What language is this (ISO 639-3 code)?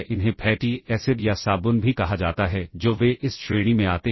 hin